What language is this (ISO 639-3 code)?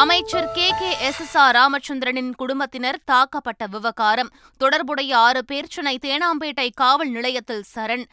tam